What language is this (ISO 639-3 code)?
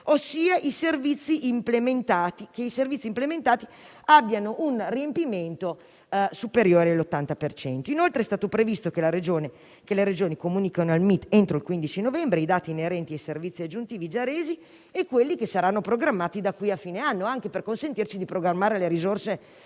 ita